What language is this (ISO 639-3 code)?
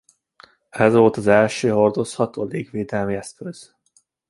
hun